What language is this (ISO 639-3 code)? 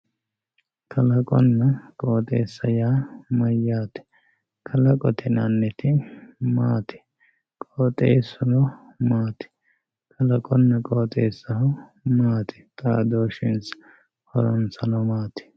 sid